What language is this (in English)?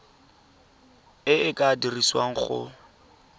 Tswana